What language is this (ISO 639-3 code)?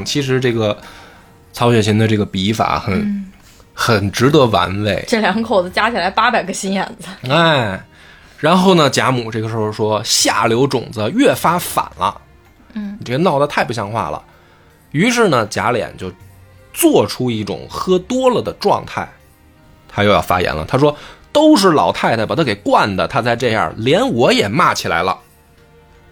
zho